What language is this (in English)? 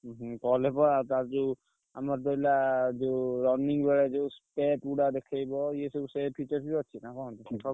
Odia